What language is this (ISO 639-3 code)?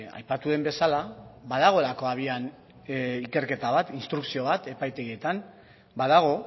eus